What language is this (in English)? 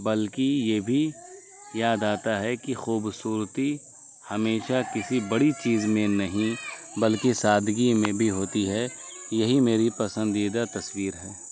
Urdu